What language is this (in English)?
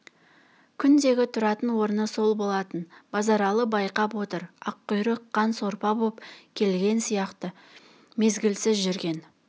Kazakh